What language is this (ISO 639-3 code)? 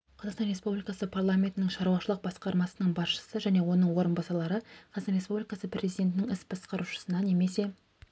kaz